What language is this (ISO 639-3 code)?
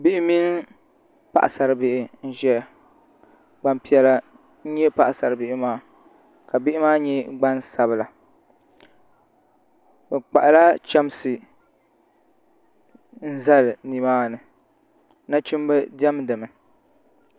dag